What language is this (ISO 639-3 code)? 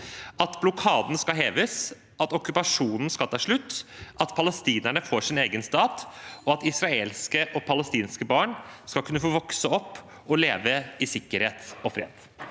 nor